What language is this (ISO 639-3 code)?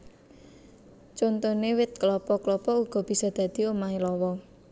jav